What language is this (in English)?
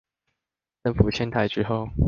Chinese